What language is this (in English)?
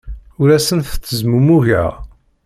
Kabyle